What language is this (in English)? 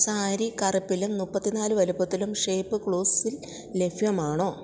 Malayalam